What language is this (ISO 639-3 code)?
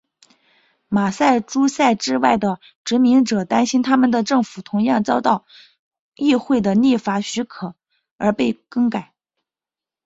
zho